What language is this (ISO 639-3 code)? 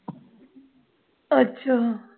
pan